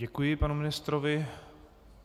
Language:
Czech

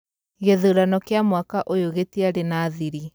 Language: Kikuyu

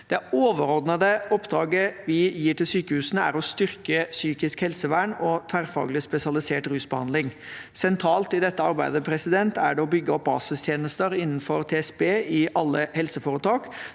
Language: Norwegian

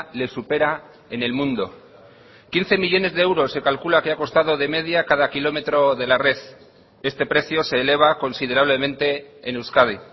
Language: Spanish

